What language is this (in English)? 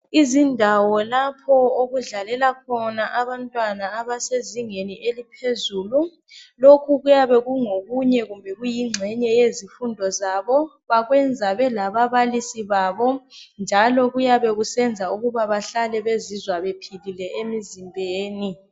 North Ndebele